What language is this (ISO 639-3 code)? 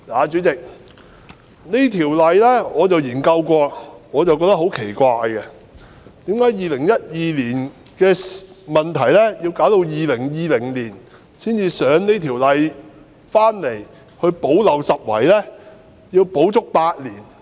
yue